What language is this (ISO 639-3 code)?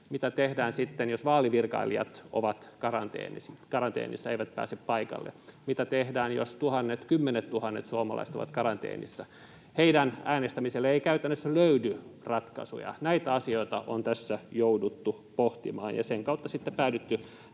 fin